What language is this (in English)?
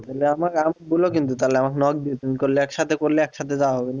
Bangla